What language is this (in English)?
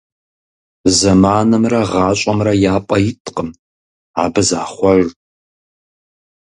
Kabardian